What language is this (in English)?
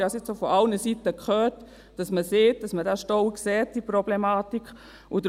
Swiss German